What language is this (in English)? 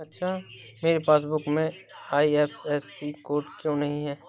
Hindi